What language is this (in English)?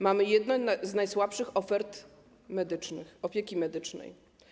Polish